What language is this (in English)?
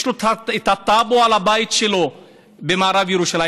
Hebrew